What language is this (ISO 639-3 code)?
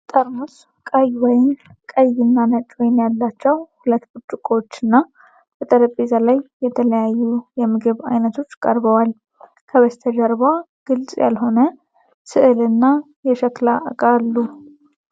amh